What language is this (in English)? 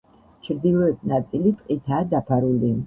Georgian